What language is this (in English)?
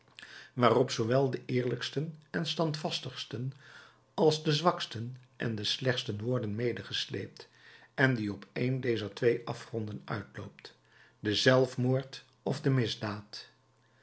Dutch